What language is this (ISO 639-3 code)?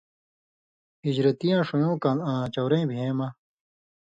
mvy